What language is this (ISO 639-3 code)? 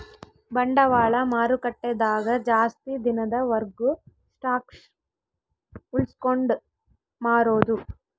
kan